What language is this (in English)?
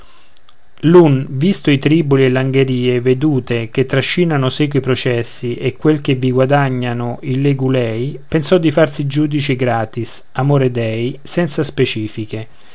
Italian